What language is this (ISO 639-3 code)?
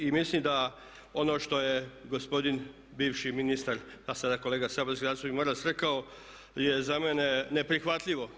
hrv